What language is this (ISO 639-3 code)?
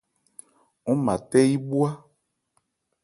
ebr